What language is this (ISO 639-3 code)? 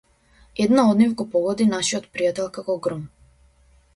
mkd